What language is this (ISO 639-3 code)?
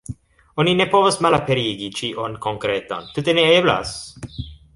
epo